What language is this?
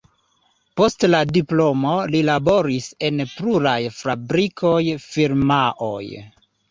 Esperanto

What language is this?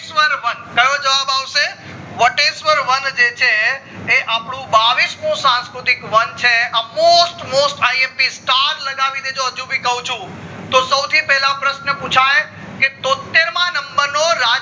Gujarati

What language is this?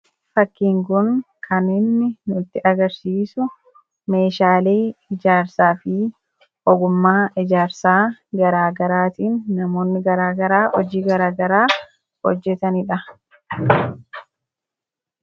Oromo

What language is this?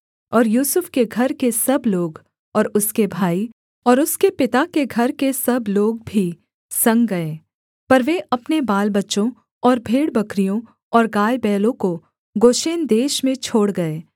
Hindi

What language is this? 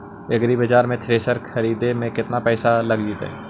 Magahi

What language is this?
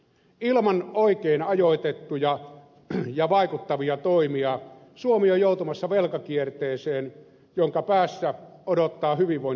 Finnish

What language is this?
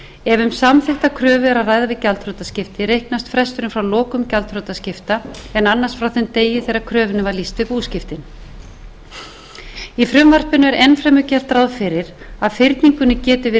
Icelandic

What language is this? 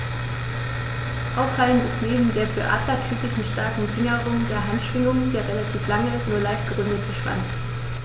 German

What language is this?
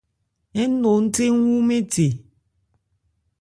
Ebrié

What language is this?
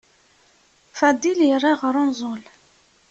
Kabyle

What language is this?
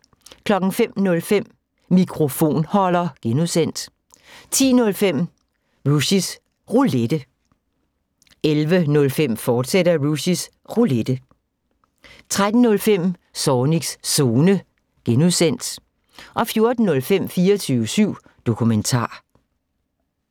Danish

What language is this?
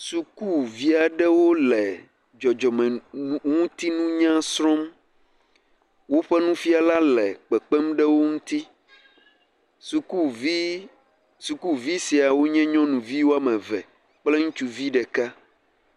Ewe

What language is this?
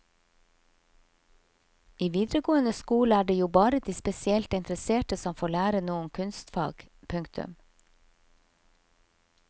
Norwegian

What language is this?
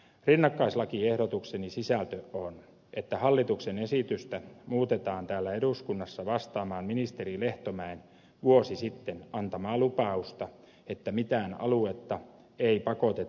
Finnish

